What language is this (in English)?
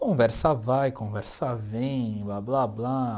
Portuguese